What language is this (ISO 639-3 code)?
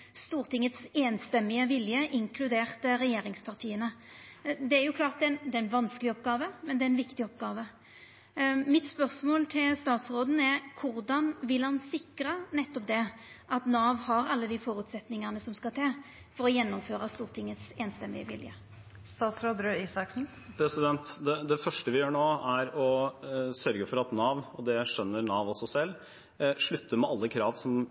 nor